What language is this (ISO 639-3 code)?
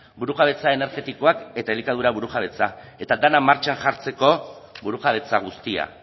eus